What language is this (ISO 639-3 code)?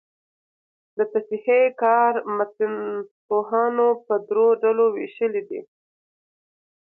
pus